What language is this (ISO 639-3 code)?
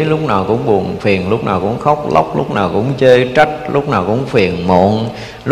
vie